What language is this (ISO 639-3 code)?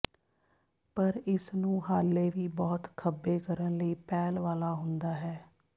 pan